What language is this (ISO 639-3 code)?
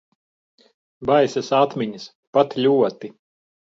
lav